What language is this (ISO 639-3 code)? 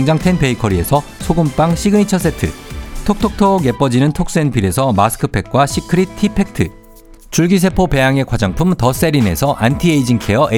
kor